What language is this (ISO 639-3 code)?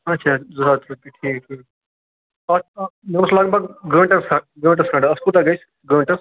kas